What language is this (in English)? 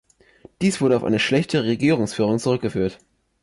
German